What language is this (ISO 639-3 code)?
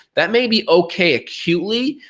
eng